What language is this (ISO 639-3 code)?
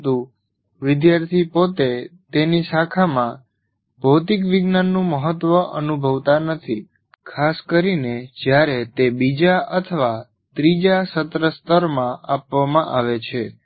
guj